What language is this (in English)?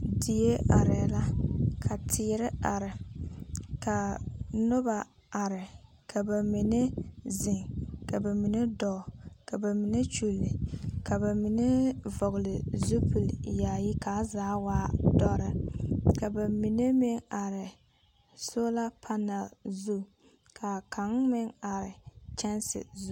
Southern Dagaare